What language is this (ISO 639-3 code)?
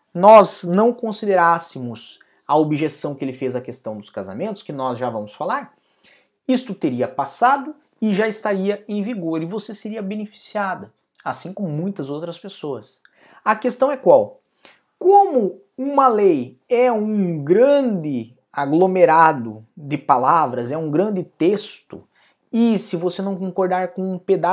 por